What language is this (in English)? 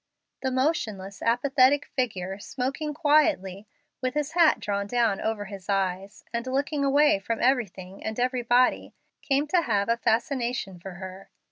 English